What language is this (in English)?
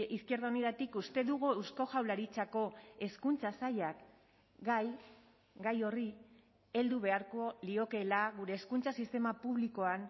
Basque